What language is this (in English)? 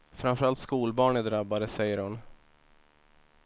Swedish